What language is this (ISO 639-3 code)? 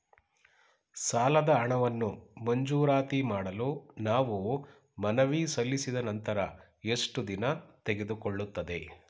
kan